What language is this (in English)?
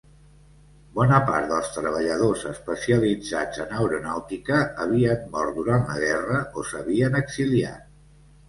Catalan